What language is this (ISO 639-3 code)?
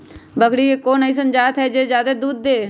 mag